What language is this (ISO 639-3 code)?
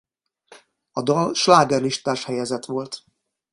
hun